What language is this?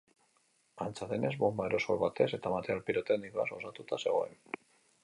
Basque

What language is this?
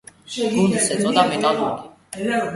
Georgian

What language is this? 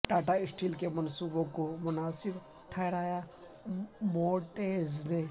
Urdu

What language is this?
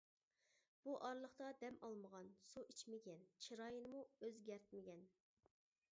Uyghur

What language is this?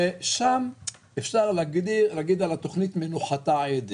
Hebrew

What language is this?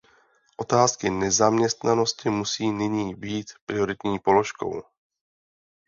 Czech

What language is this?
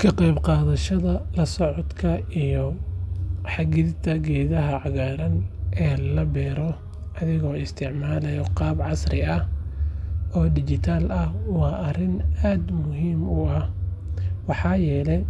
Somali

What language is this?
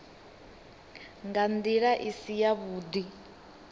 Venda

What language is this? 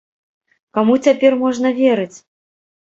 Belarusian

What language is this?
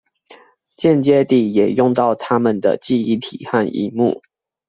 Chinese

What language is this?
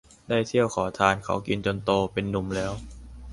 Thai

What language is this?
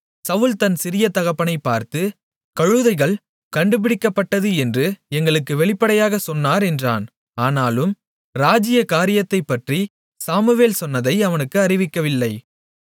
Tamil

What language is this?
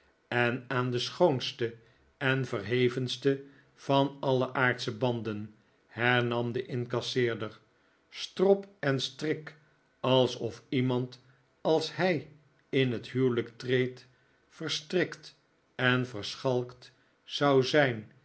Dutch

